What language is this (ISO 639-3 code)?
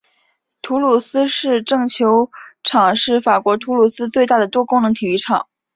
zho